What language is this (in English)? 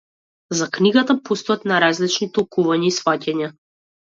Macedonian